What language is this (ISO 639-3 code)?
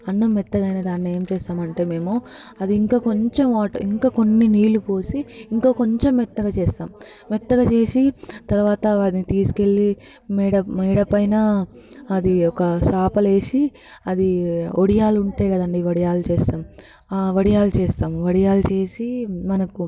tel